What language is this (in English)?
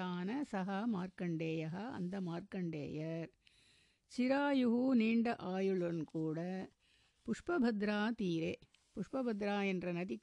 Tamil